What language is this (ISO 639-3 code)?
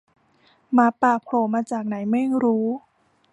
tha